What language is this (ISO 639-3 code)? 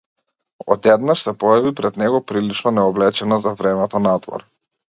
mkd